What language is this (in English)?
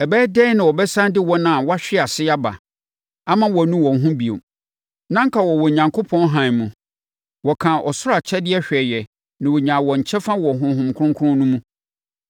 Akan